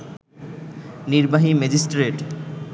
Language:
Bangla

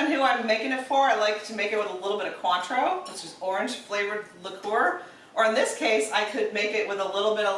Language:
English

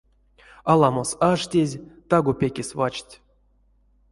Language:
Erzya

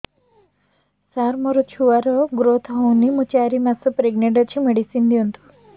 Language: Odia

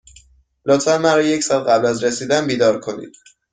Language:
Persian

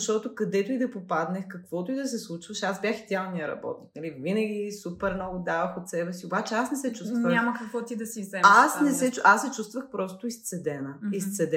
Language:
Bulgarian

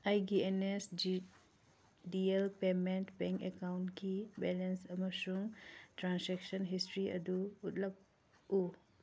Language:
Manipuri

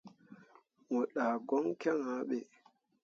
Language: Mundang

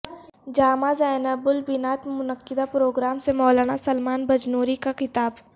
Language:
Urdu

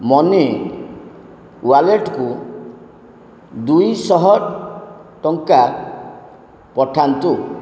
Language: Odia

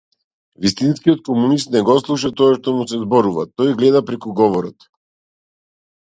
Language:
Macedonian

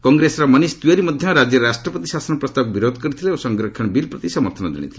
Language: Odia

